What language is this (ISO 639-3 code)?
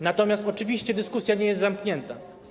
pol